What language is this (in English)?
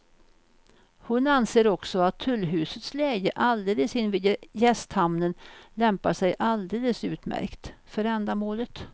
Swedish